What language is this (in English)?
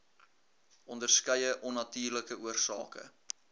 Afrikaans